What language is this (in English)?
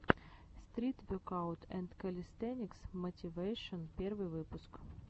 Russian